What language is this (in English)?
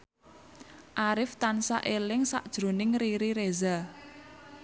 Javanese